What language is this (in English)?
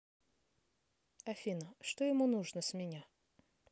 Russian